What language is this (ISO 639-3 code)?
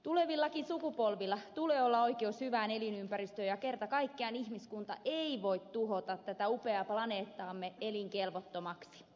fin